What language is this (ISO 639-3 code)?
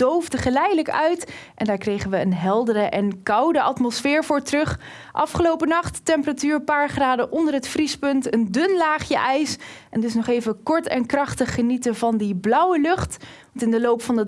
nld